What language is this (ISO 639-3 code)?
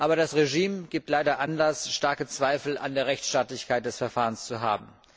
deu